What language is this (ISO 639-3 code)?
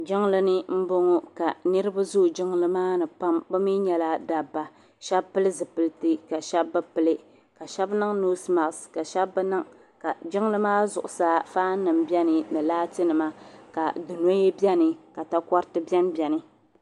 dag